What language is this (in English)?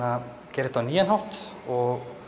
Icelandic